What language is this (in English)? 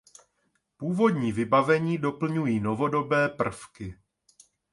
Czech